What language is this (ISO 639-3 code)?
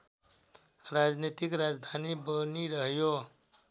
nep